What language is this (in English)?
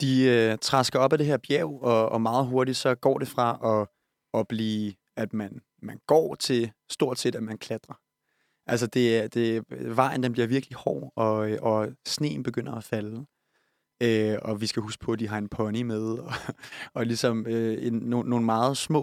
Danish